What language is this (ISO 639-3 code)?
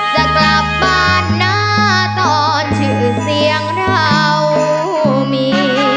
tha